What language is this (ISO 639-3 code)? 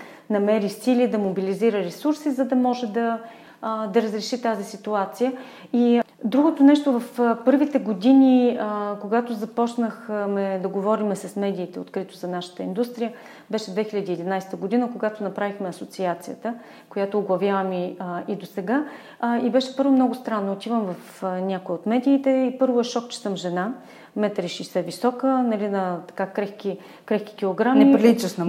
bul